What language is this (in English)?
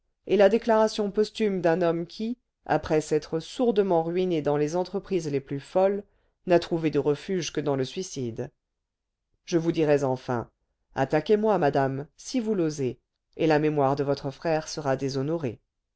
French